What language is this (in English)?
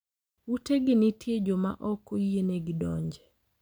Luo (Kenya and Tanzania)